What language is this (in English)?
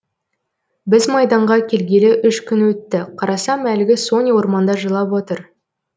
Kazakh